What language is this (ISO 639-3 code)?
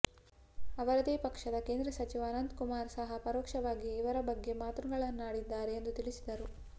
kan